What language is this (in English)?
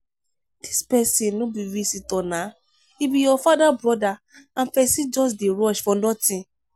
Nigerian Pidgin